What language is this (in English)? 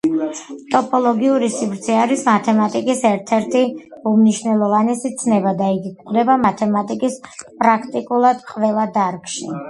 Georgian